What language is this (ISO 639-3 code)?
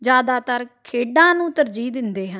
pan